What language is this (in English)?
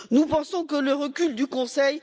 French